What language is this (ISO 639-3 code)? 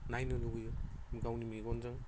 brx